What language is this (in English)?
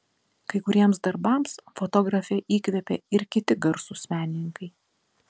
Lithuanian